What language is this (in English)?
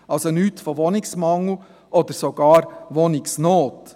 Swiss German